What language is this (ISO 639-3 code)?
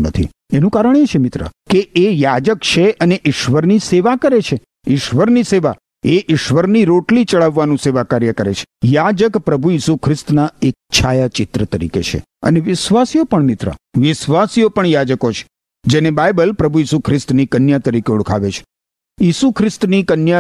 guj